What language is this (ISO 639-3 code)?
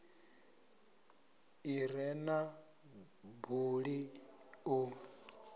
ven